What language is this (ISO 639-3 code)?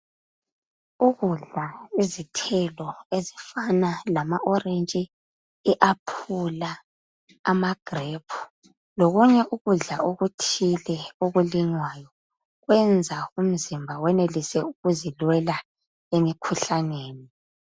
nde